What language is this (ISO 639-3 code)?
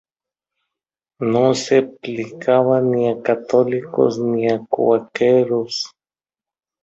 spa